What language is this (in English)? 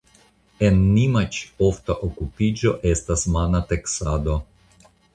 Esperanto